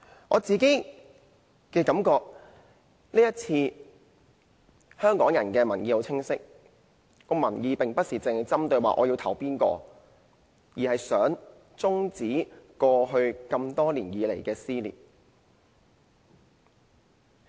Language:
Cantonese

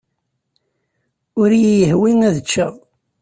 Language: Kabyle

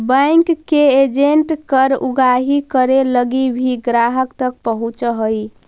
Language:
Magahi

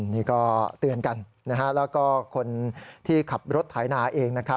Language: Thai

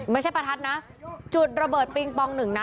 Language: Thai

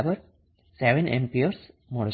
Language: Gujarati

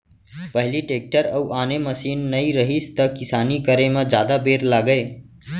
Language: Chhattisgarhi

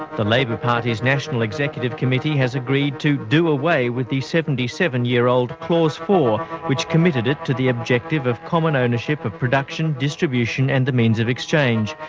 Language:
English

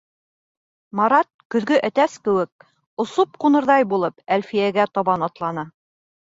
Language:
Bashkir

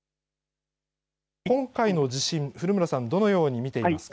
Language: Japanese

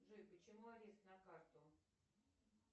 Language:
Russian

